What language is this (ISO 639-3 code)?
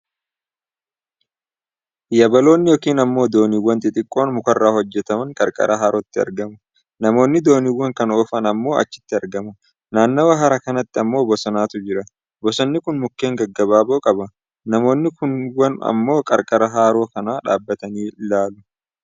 orm